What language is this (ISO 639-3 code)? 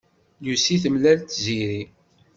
kab